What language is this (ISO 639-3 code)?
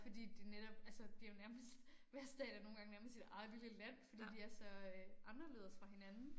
dan